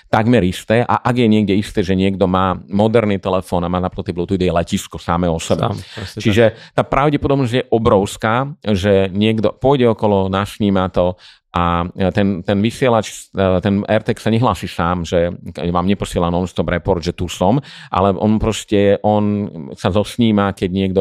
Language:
Slovak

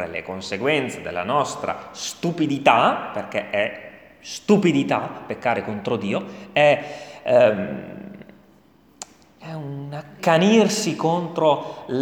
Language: Italian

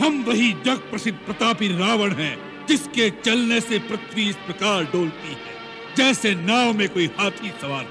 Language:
Hindi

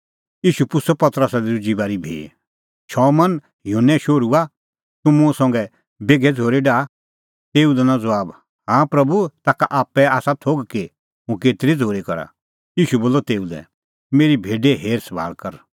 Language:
Kullu Pahari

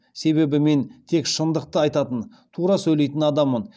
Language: Kazakh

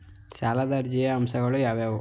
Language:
Kannada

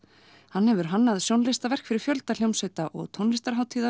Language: Icelandic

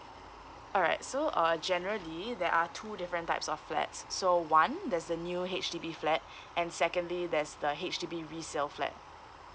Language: English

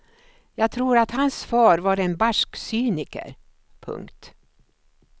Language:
Swedish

